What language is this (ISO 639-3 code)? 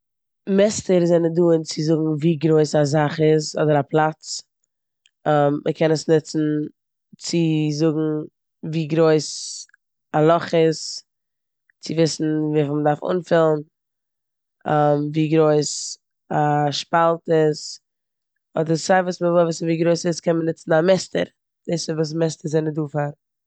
yid